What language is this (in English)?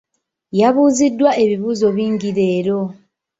Ganda